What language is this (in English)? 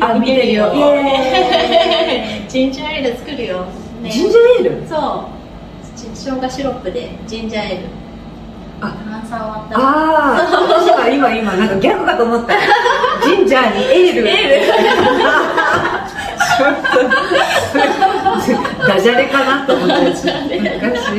Japanese